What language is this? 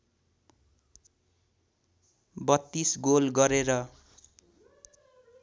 Nepali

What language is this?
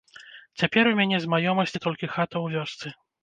Belarusian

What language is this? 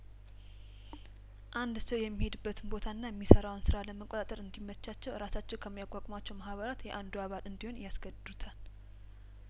Amharic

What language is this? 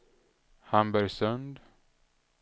Swedish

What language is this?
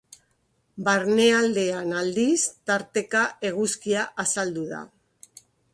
Basque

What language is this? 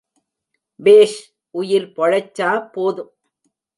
Tamil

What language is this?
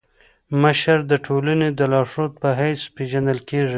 Pashto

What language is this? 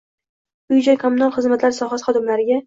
Uzbek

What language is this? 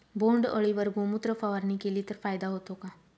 Marathi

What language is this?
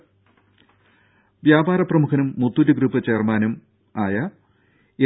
Malayalam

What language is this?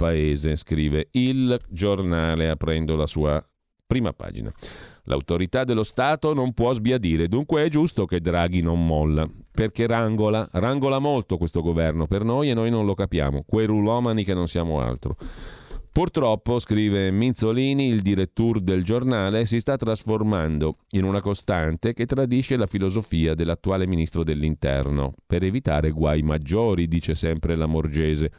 Italian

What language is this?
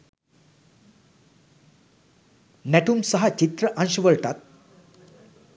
Sinhala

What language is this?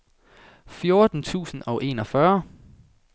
Danish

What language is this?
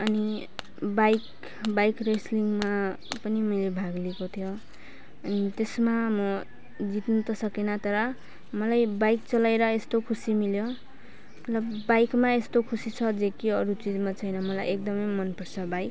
Nepali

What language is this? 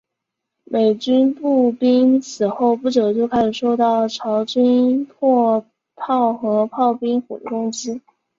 Chinese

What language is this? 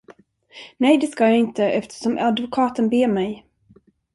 Swedish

